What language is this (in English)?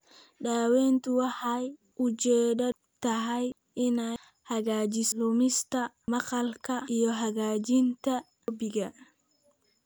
Somali